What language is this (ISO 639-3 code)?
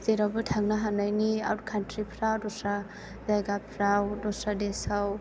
brx